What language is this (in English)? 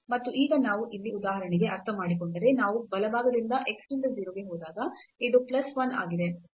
Kannada